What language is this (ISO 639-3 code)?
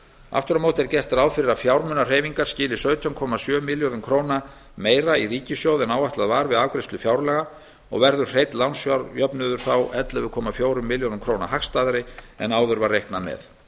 isl